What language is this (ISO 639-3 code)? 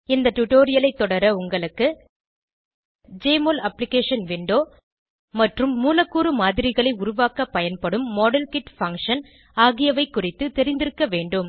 tam